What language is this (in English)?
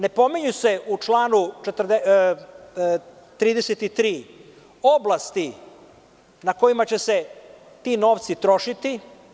Serbian